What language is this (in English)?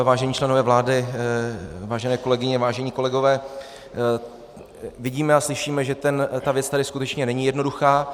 Czech